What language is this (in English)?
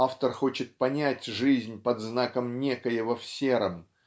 Russian